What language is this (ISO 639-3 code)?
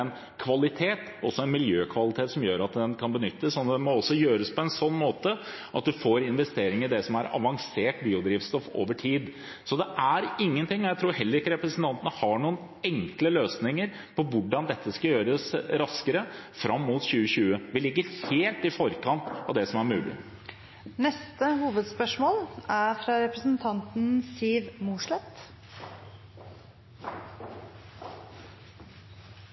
nor